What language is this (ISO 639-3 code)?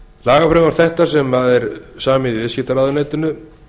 isl